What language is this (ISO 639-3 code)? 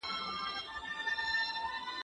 pus